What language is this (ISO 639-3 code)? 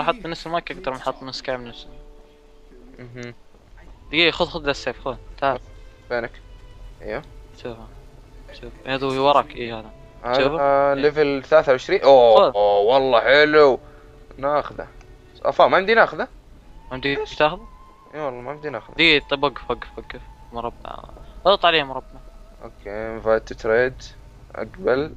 ara